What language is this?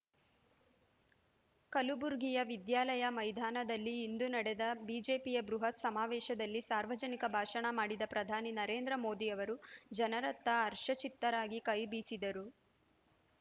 Kannada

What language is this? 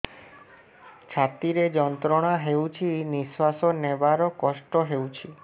Odia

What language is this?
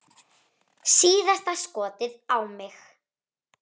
Icelandic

